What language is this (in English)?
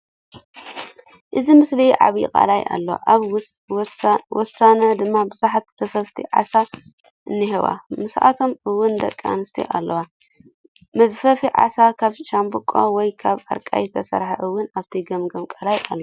Tigrinya